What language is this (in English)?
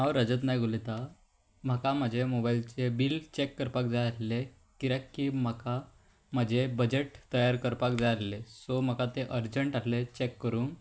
Konkani